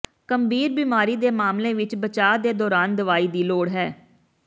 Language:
Punjabi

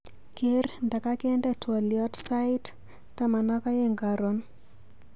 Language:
Kalenjin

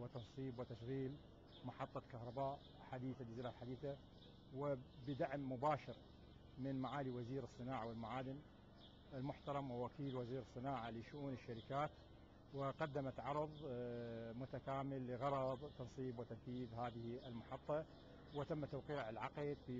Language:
Arabic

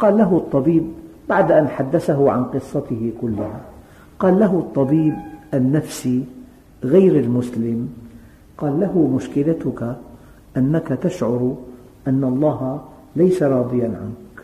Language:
Arabic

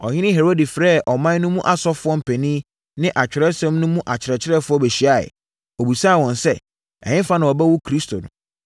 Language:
Akan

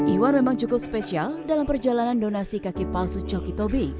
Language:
Indonesian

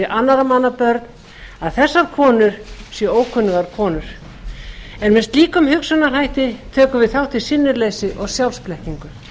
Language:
Icelandic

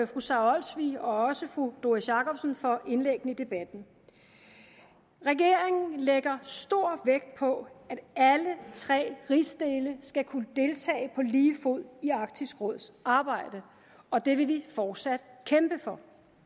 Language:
Danish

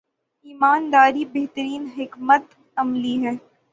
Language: Urdu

